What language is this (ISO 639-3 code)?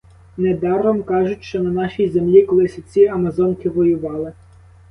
ukr